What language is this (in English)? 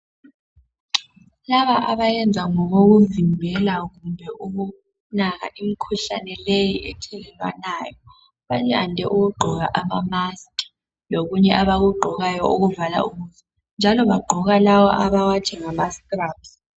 North Ndebele